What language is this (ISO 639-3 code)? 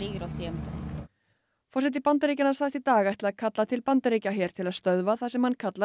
isl